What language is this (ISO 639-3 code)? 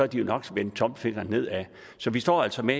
dan